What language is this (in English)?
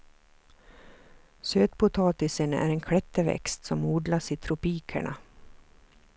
Swedish